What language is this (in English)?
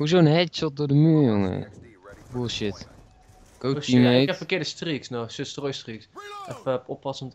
Dutch